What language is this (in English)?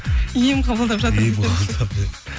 Kazakh